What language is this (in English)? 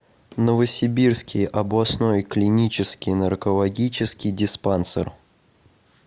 Russian